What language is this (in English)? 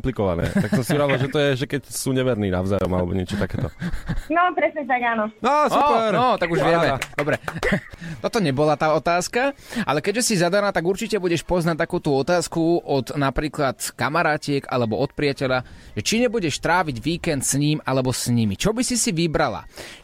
Slovak